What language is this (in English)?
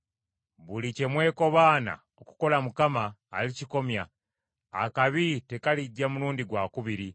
Ganda